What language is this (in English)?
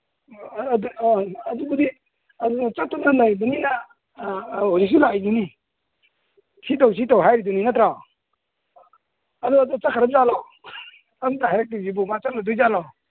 Manipuri